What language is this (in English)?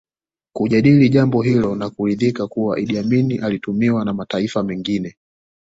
Swahili